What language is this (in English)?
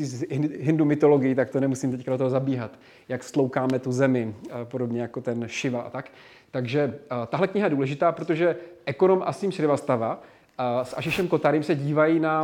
Czech